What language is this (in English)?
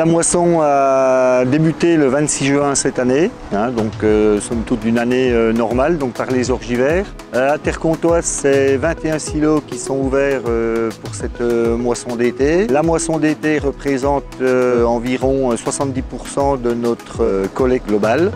French